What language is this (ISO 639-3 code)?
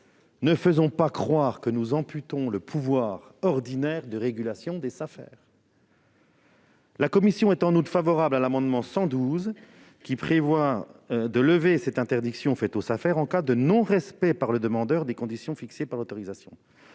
fra